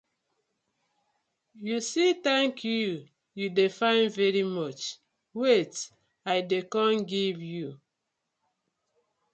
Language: Nigerian Pidgin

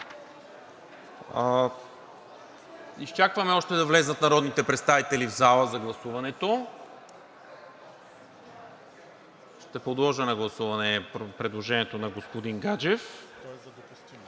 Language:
Bulgarian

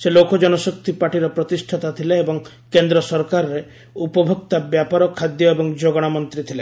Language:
Odia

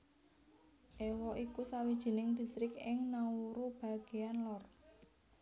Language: Javanese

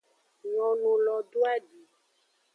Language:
Aja (Benin)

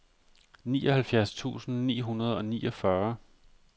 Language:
Danish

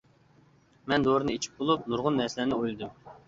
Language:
Uyghur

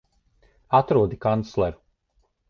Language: Latvian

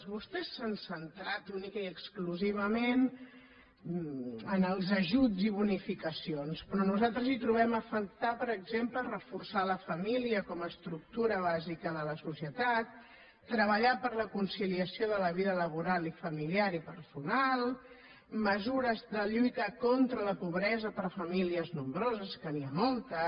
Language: Catalan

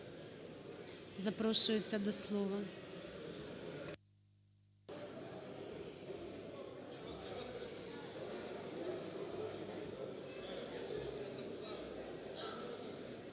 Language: Ukrainian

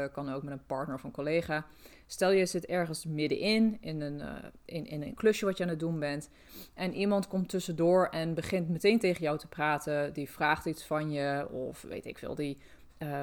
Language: Dutch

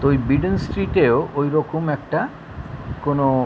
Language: Bangla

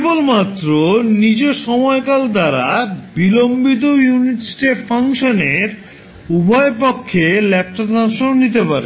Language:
Bangla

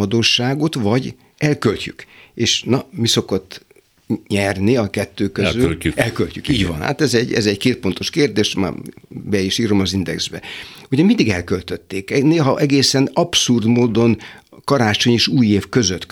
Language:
Hungarian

